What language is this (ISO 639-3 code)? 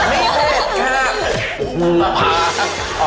tha